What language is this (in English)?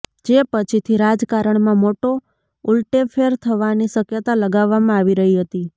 Gujarati